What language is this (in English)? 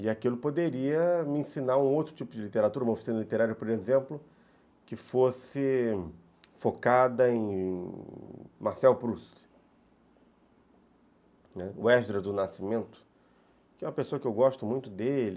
Portuguese